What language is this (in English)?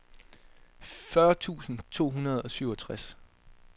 Danish